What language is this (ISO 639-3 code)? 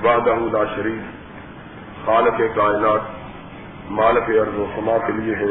urd